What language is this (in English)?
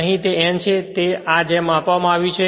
Gujarati